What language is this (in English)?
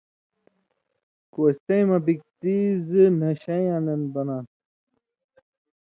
Indus Kohistani